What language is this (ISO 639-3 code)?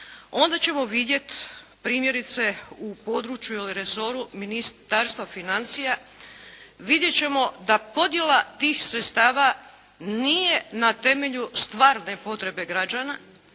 hrv